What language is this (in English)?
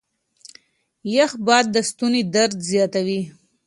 Pashto